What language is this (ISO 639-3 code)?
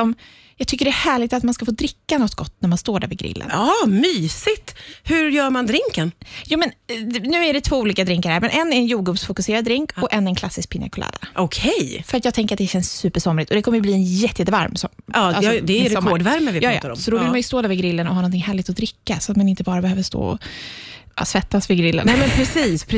swe